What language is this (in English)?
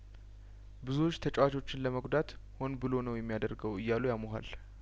Amharic